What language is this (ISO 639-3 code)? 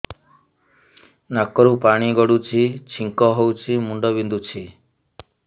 ori